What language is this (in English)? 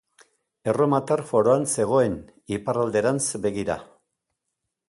Basque